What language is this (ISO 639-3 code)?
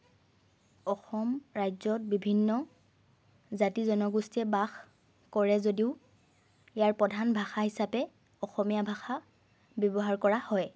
asm